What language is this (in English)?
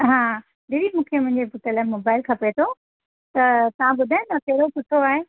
Sindhi